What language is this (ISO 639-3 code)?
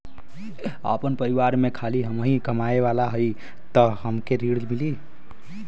bho